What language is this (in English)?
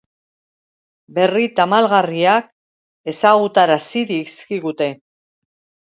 Basque